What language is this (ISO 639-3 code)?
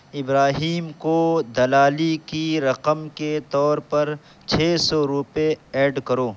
urd